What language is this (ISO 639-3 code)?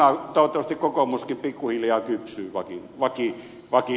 fin